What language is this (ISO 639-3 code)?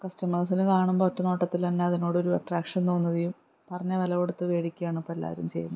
mal